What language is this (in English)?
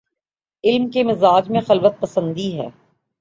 Urdu